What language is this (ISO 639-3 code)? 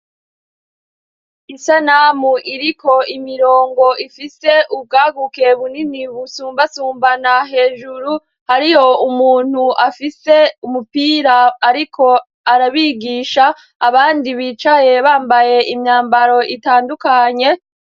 run